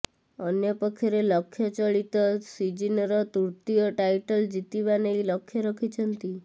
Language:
Odia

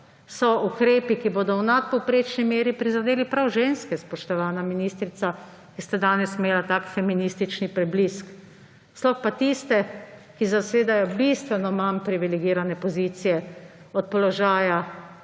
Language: Slovenian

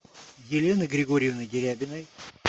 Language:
Russian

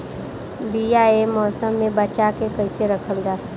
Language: Bhojpuri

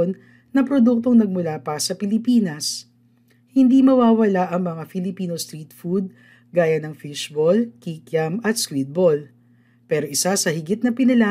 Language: Filipino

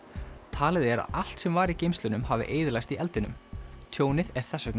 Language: Icelandic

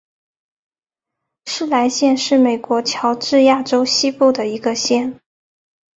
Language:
Chinese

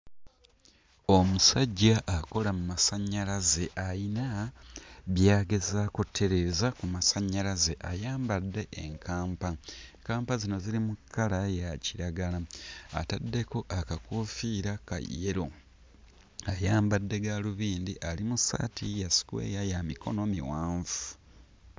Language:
Ganda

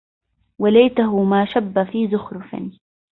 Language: Arabic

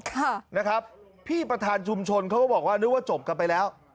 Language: Thai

